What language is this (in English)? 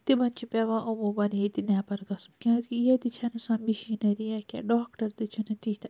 Kashmiri